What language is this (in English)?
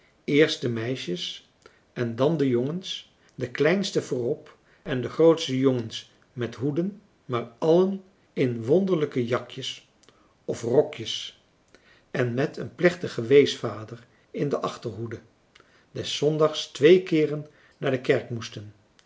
Dutch